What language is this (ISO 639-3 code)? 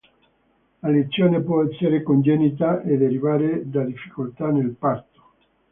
ita